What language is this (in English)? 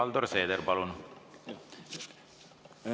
Estonian